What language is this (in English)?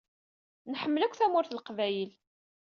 Kabyle